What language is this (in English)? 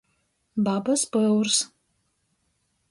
Latgalian